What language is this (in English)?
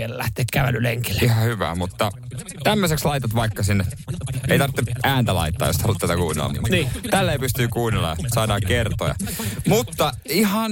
Finnish